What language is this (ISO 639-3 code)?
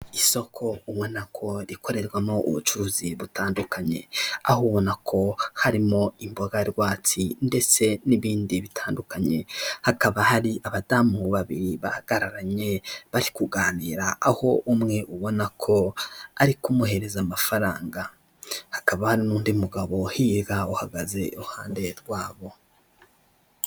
kin